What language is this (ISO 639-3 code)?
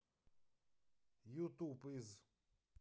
rus